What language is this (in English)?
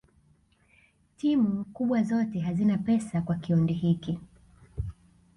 Swahili